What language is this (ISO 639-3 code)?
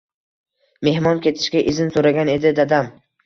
uzb